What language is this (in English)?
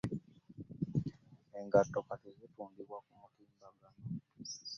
Ganda